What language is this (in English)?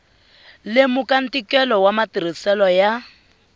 Tsonga